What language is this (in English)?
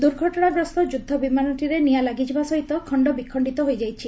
Odia